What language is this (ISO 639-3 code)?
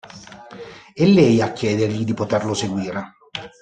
ita